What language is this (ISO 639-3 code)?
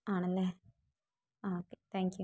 mal